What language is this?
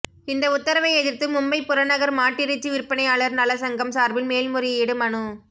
Tamil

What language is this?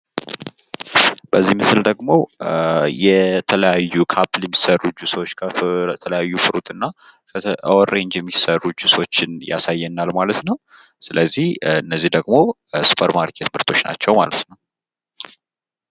Amharic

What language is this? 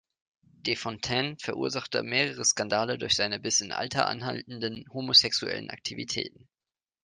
German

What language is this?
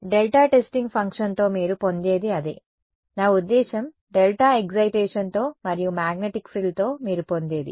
Telugu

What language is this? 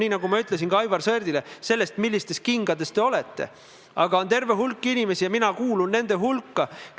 Estonian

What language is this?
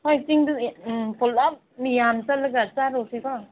Manipuri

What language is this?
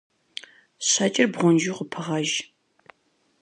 Kabardian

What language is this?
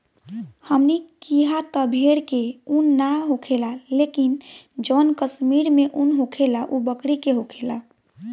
Bhojpuri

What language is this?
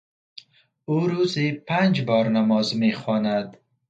Persian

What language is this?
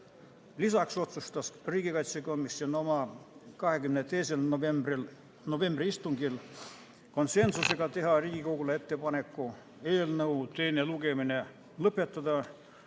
Estonian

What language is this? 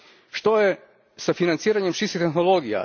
Croatian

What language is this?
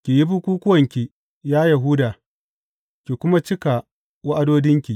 Hausa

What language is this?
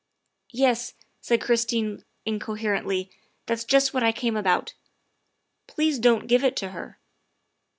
English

